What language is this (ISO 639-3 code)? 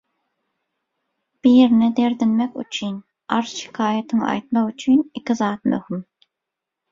tuk